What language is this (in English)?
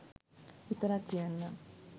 Sinhala